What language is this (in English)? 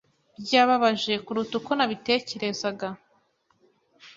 Kinyarwanda